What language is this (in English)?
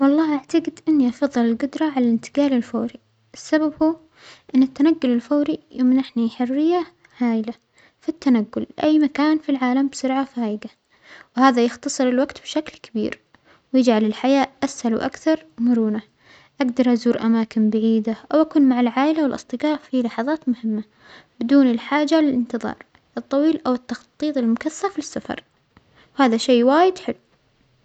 Omani Arabic